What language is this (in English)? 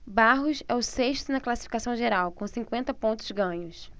Portuguese